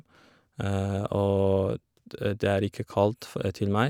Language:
Norwegian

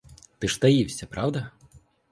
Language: Ukrainian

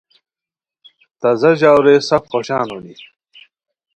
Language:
Khowar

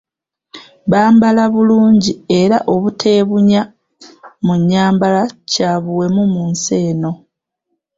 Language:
Ganda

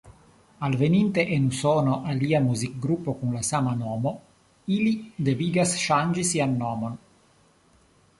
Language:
Esperanto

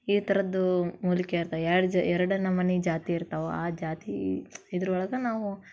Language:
Kannada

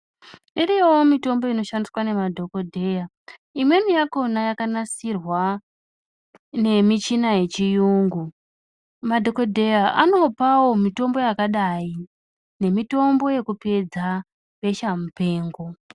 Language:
Ndau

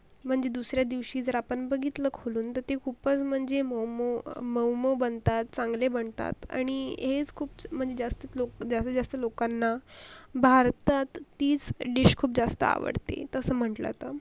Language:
Marathi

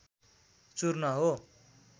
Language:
Nepali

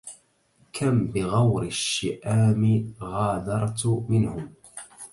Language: Arabic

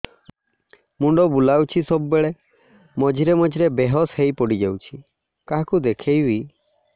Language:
Odia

